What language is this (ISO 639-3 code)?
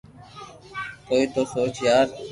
lrk